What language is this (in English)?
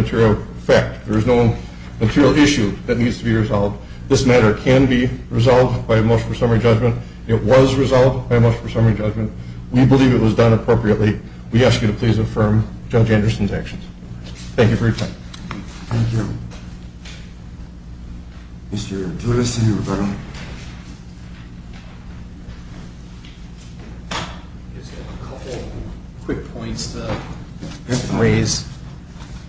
English